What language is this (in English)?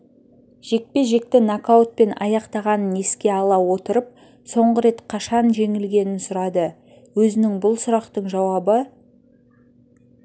Kazakh